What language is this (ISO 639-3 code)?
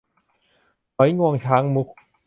tha